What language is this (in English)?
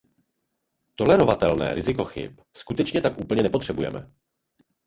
Czech